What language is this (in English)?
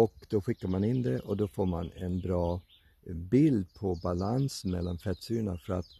Swedish